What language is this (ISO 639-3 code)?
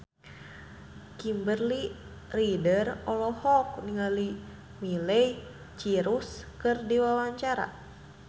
sun